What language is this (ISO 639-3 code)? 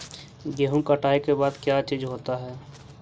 mag